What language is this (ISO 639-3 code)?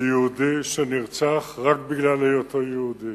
heb